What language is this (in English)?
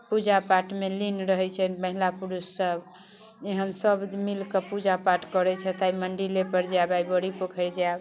Maithili